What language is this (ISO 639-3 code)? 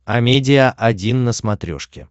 rus